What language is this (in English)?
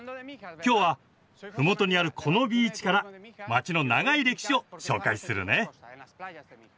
Japanese